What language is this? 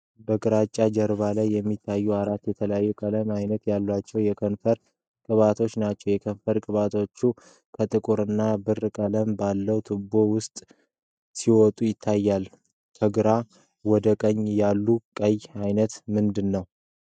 Amharic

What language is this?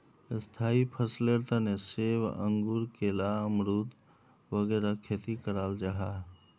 Magahi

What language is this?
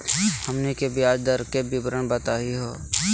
Magahi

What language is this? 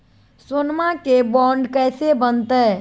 Magahi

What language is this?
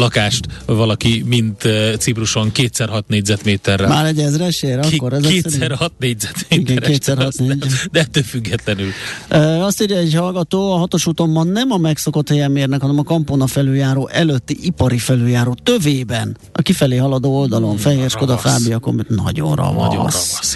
Hungarian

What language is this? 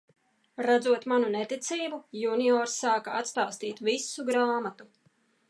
Latvian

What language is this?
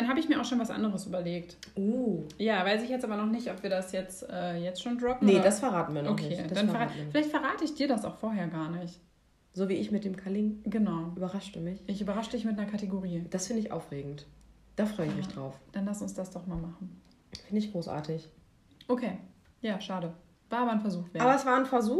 German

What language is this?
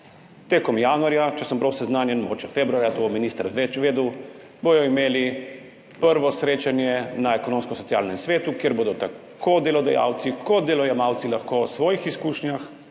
Slovenian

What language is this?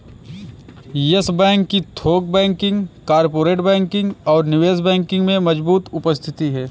Hindi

